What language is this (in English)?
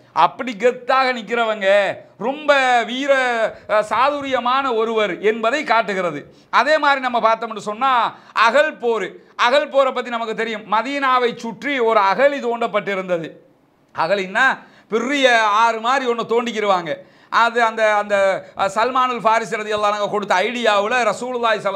Arabic